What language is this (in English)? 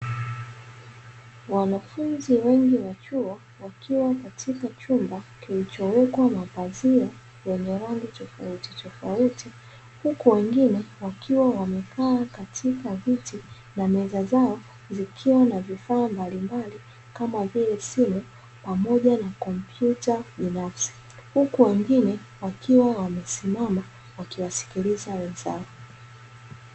Swahili